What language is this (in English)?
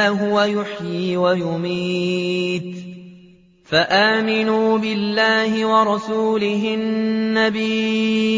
Arabic